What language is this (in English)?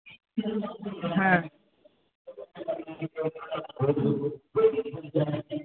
Bangla